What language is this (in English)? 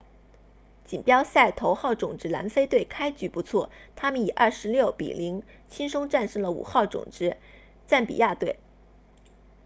Chinese